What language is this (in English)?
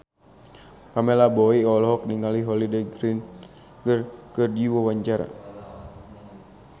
Sundanese